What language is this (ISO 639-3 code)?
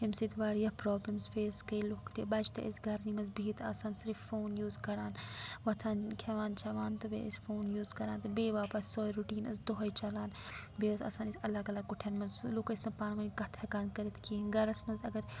kas